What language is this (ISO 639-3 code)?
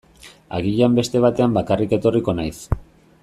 eus